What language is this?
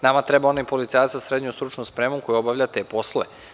Serbian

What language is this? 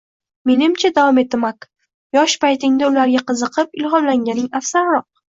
Uzbek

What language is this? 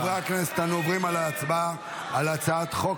Hebrew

